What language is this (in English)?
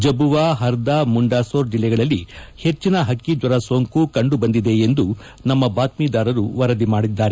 Kannada